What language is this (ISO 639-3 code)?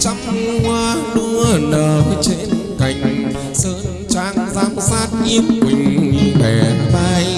vie